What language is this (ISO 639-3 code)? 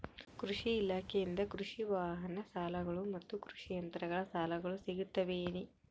kan